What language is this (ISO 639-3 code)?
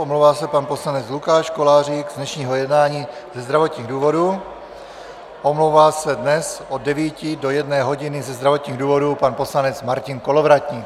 ces